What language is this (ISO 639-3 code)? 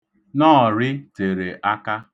ibo